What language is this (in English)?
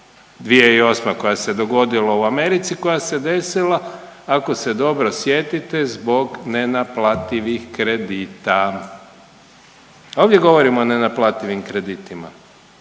Croatian